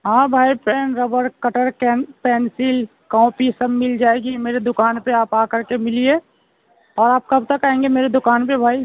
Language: Urdu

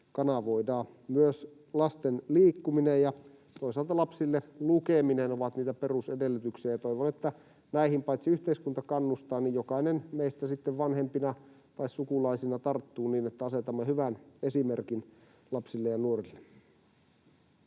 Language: Finnish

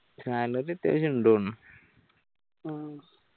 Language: Malayalam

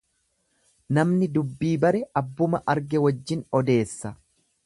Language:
Oromo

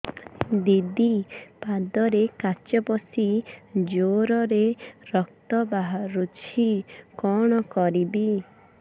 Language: Odia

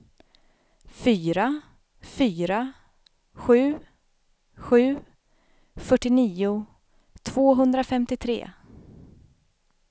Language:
Swedish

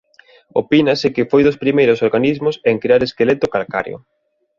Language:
Galician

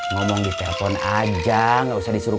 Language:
Indonesian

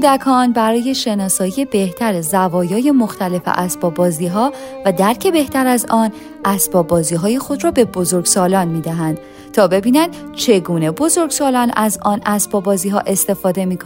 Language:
Persian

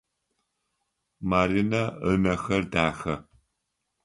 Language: Adyghe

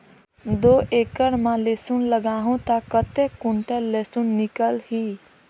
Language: Chhattisgarhi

